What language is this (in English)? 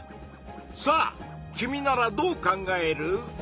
Japanese